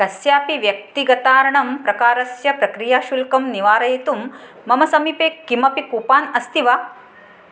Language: Sanskrit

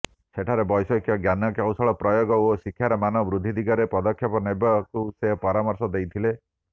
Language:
Odia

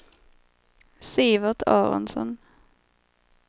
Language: Swedish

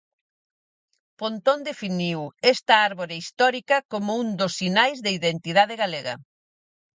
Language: Galician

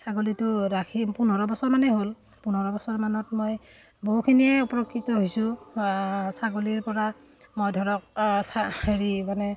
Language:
Assamese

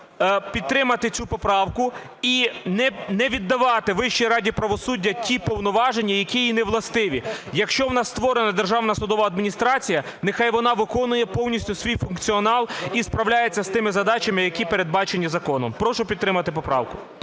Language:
Ukrainian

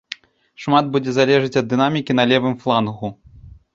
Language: Belarusian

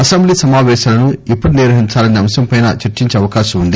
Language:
Telugu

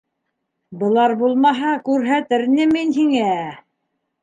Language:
Bashkir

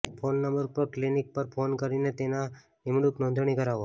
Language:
Gujarati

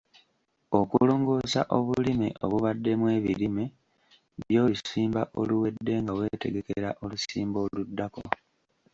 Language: Ganda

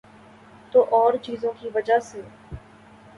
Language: Urdu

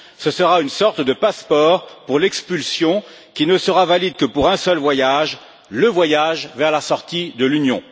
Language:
French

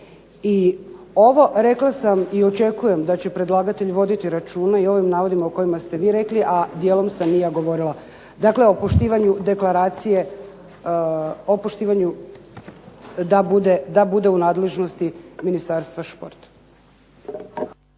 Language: Croatian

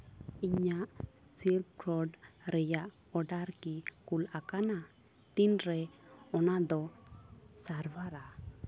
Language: Santali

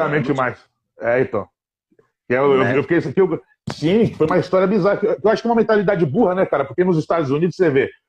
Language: Portuguese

